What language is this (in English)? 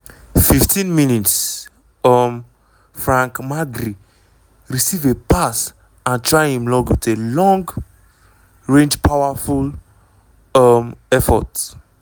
Nigerian Pidgin